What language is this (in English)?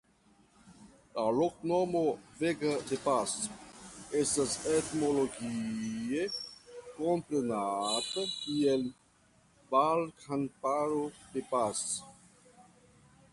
Esperanto